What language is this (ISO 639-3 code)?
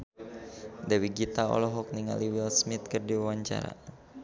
sun